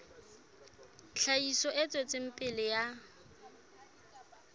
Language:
Southern Sotho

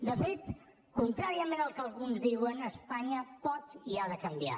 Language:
Catalan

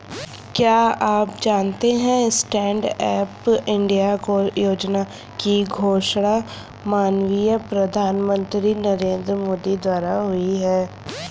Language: Hindi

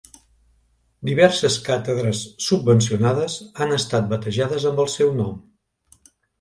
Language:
Catalan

